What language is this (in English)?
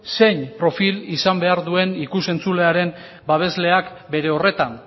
Basque